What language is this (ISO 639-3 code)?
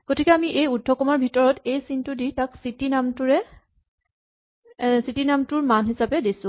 asm